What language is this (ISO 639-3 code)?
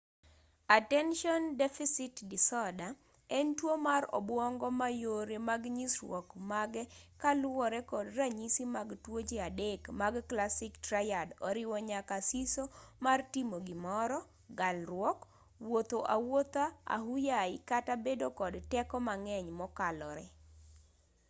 luo